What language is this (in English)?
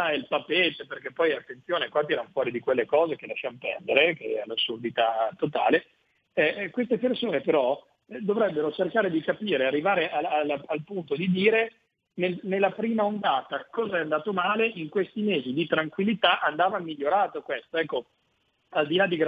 Italian